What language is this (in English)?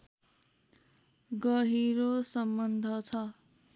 Nepali